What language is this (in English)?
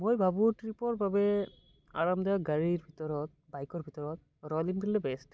Assamese